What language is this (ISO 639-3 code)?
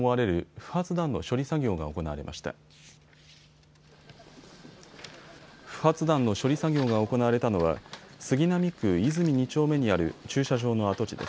jpn